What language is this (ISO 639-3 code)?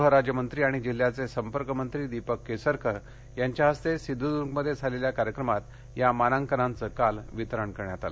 mar